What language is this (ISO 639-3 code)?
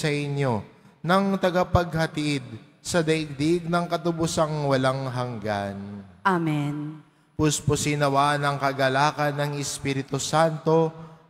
fil